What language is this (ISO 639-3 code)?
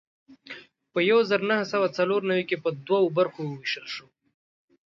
pus